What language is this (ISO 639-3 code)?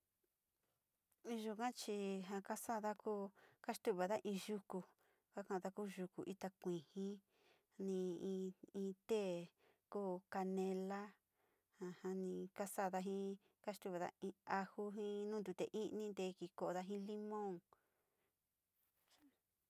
xti